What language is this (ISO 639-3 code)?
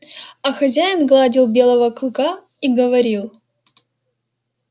rus